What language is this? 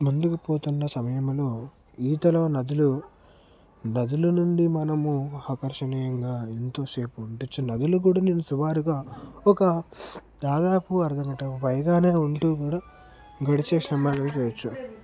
Telugu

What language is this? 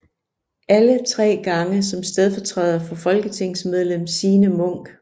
Danish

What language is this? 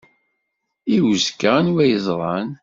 Kabyle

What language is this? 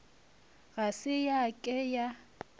Northern Sotho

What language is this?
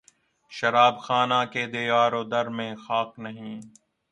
Urdu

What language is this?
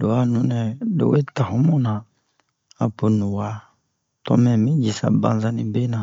Bomu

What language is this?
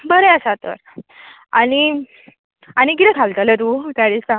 Konkani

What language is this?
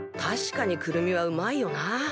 Japanese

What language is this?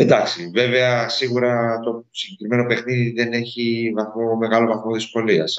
Greek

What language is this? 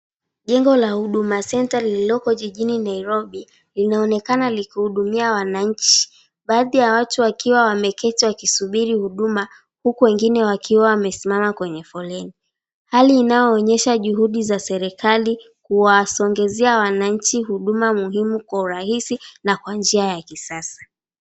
Swahili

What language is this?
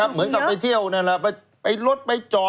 Thai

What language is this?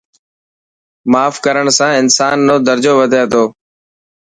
Dhatki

